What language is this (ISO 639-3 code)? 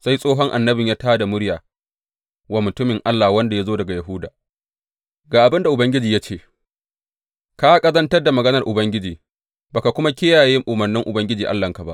hau